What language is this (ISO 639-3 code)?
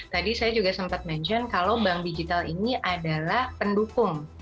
ind